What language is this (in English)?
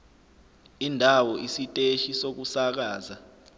Zulu